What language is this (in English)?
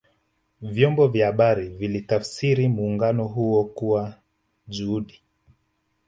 Swahili